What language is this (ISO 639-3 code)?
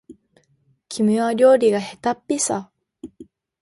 jpn